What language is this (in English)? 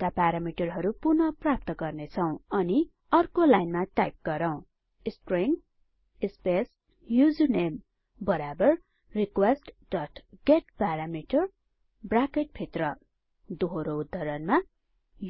Nepali